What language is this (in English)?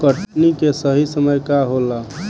Bhojpuri